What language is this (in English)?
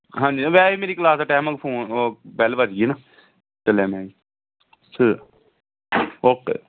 Punjabi